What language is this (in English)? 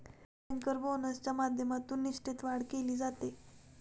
Marathi